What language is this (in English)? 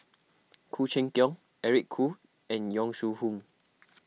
English